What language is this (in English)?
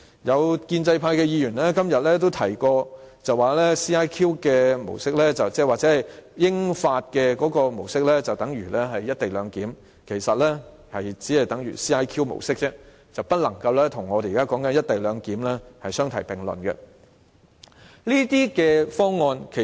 Cantonese